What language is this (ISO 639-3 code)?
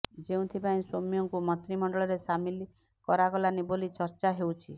ori